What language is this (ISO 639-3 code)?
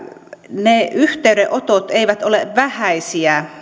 fin